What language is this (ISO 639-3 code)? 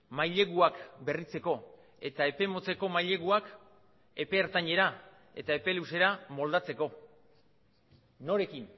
eus